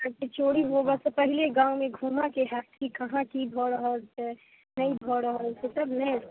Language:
Maithili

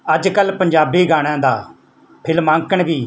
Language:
Punjabi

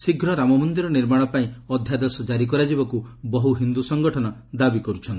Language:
Odia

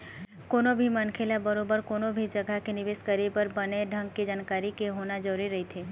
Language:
Chhattisgarhi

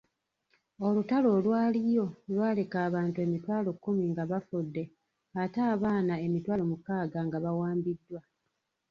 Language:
Ganda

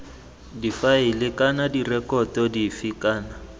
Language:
Tswana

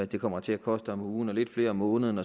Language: Danish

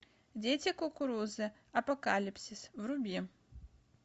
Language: Russian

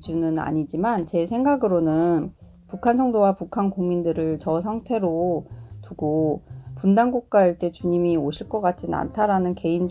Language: Korean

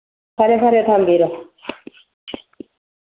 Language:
Manipuri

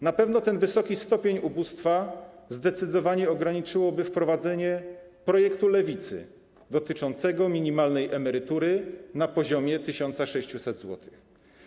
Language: Polish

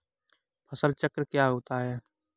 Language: Hindi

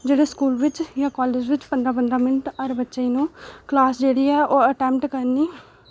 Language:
Dogri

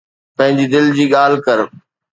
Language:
Sindhi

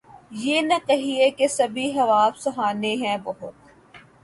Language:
Urdu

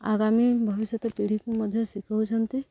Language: Odia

